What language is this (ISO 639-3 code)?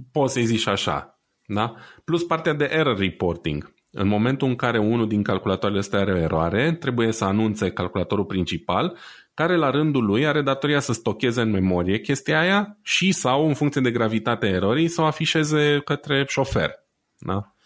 ron